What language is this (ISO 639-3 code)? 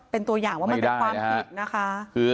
tha